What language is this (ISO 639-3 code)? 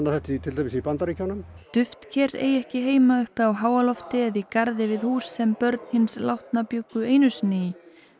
isl